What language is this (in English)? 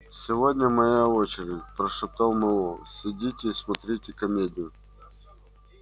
Russian